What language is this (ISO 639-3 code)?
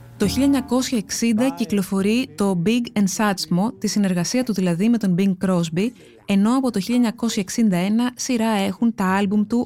ell